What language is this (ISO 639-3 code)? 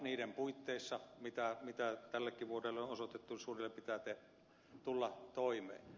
fin